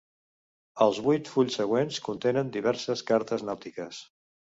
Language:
Catalan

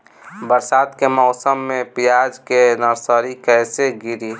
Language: Bhojpuri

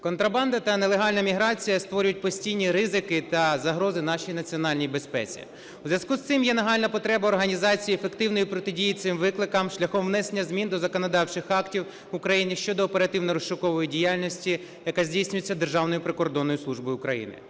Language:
Ukrainian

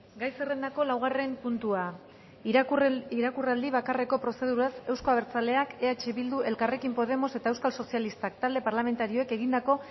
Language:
Basque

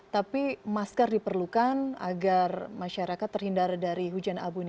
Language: Indonesian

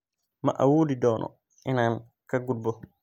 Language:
Somali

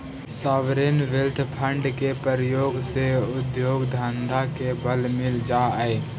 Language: Magahi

